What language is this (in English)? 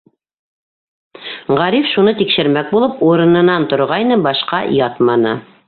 Bashkir